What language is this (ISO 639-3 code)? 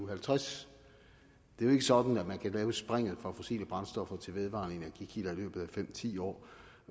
dan